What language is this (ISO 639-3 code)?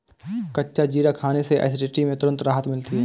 hin